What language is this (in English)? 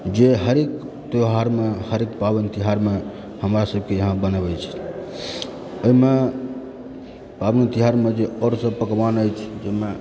Maithili